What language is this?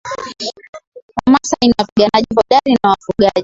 Swahili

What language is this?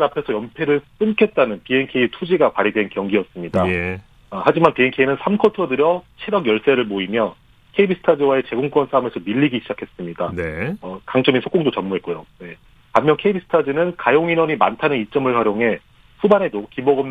Korean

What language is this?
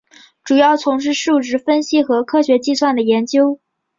Chinese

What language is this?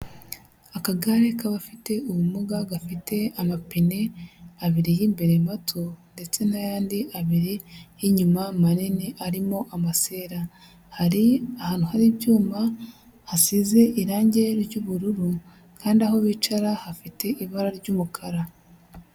Kinyarwanda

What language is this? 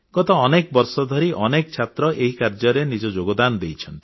Odia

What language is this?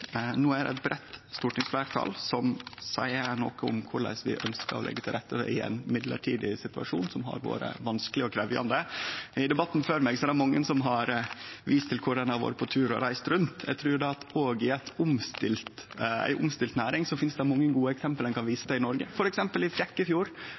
Norwegian Nynorsk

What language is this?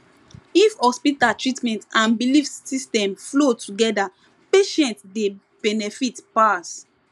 Nigerian Pidgin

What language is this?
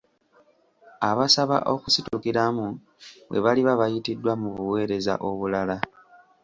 Ganda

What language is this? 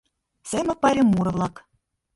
Mari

